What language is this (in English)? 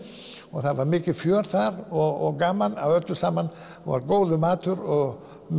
Icelandic